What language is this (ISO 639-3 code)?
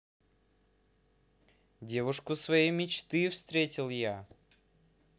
rus